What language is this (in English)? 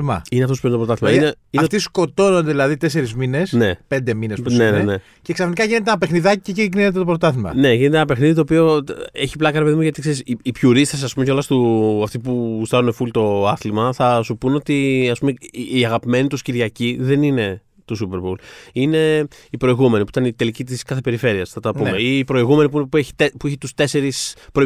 Greek